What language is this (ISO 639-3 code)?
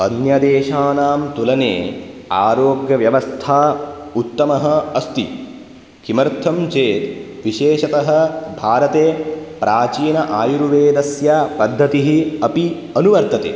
san